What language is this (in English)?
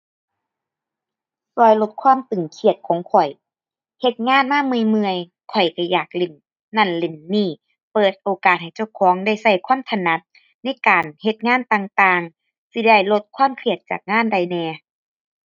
Thai